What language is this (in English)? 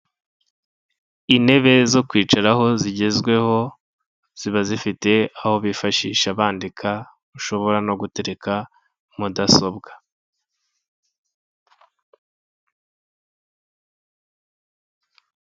Kinyarwanda